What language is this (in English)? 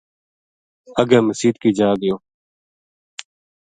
Gujari